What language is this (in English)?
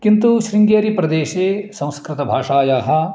Sanskrit